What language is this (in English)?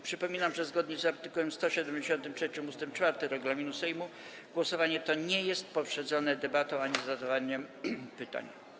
Polish